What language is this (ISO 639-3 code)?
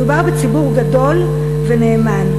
heb